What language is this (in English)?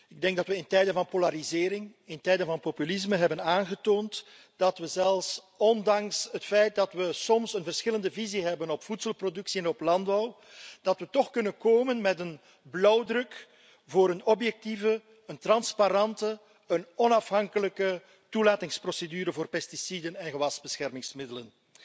Dutch